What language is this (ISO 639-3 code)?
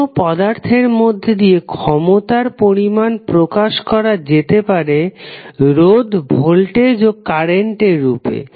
ben